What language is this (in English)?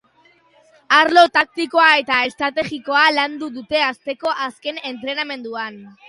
Basque